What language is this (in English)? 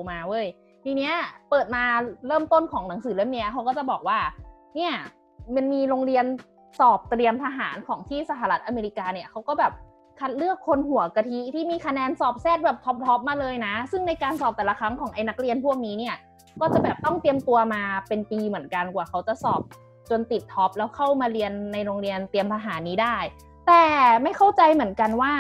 Thai